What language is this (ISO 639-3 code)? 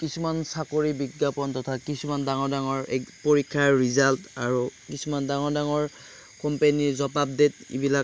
asm